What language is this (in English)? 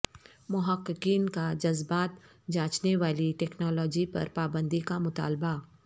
Urdu